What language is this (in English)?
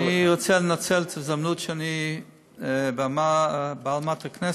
Hebrew